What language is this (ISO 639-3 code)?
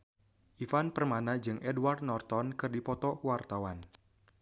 sun